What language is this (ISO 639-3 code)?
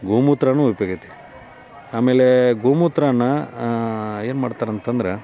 kan